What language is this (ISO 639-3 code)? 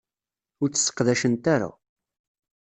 kab